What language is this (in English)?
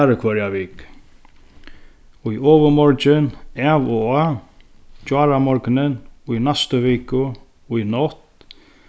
Faroese